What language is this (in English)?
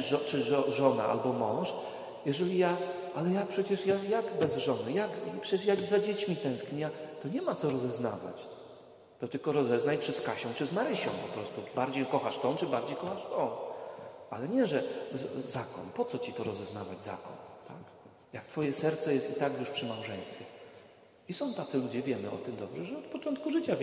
Polish